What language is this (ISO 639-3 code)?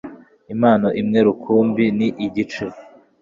kin